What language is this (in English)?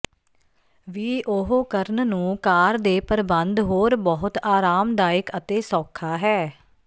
Punjabi